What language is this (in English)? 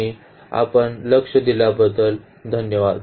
Marathi